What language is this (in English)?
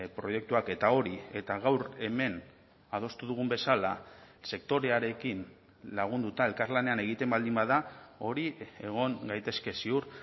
Basque